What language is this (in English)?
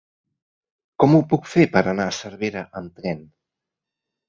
Catalan